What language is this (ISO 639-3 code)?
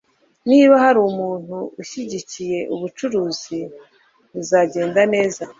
kin